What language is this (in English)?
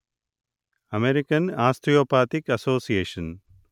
Telugu